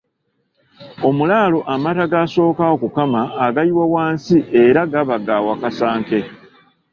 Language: Ganda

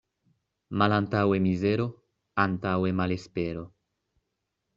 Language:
Esperanto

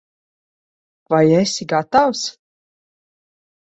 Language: Latvian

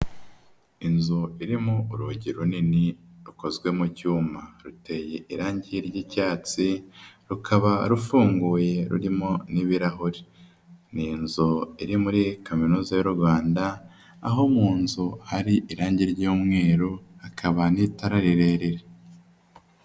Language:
Kinyarwanda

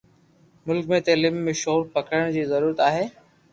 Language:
Loarki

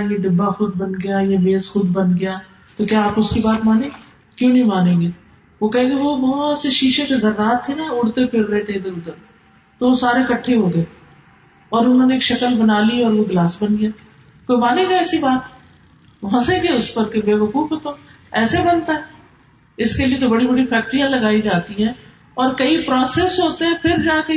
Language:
Urdu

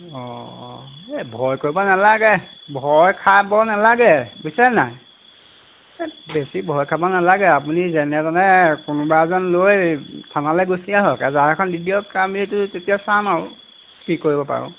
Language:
Assamese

